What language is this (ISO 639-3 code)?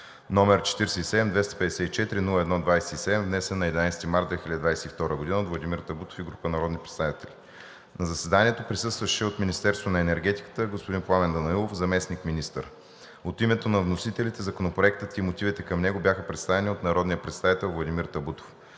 bul